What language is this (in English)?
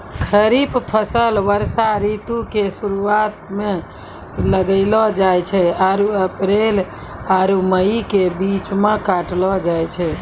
Maithili